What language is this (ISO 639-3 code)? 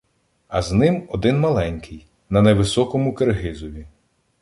ukr